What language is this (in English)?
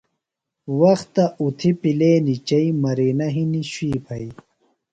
Phalura